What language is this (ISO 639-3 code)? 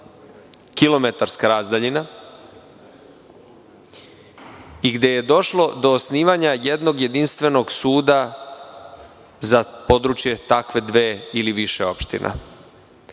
srp